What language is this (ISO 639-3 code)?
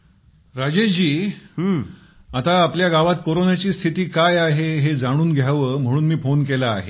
mar